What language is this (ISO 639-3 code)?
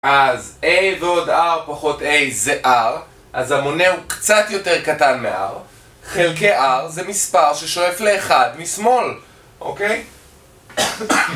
heb